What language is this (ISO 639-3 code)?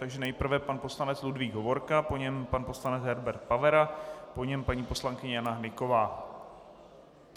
ces